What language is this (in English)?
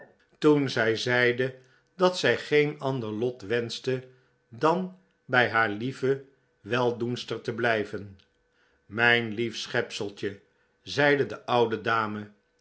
Dutch